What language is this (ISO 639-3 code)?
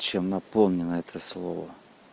rus